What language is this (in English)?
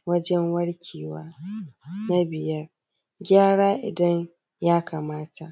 Hausa